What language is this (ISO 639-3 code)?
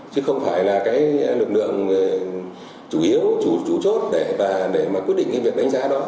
vie